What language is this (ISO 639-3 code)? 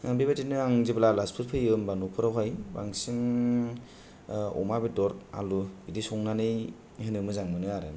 brx